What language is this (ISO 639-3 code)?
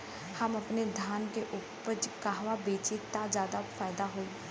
bho